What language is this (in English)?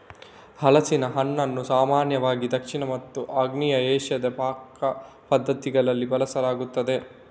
Kannada